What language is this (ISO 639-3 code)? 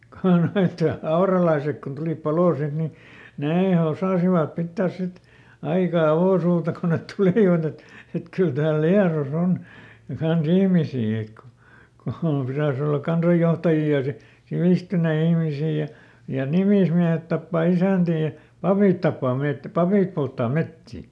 fin